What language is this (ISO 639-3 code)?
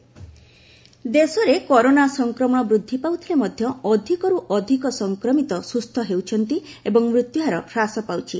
ori